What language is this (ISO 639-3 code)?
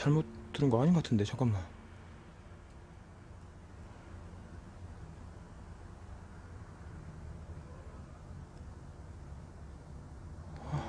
kor